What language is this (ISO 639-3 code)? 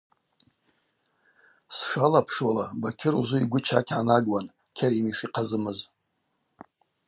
abq